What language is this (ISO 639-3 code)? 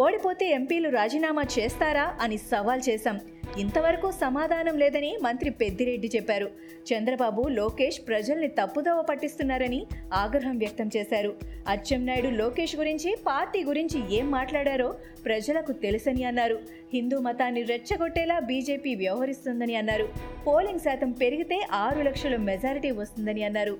tel